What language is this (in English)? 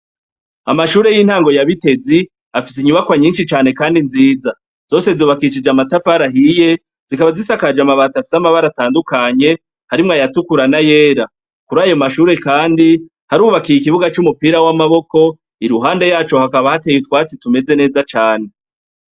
Rundi